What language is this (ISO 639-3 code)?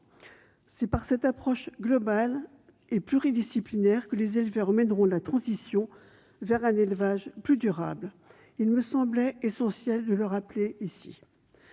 fra